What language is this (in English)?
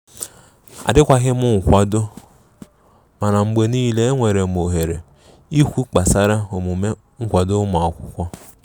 Igbo